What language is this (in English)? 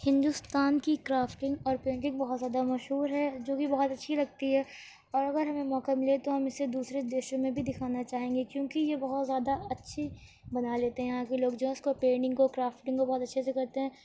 Urdu